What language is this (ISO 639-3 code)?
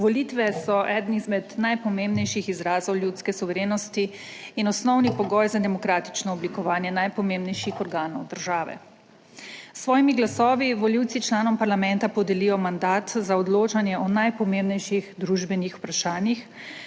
slv